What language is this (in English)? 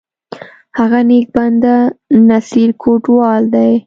Pashto